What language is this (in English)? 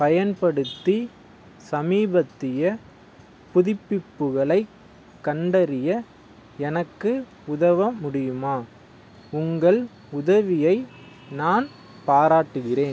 Tamil